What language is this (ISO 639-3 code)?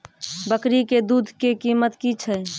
mai